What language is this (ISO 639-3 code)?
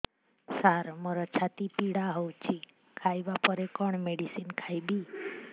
ori